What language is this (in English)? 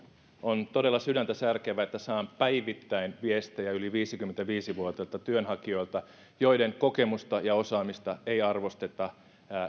Finnish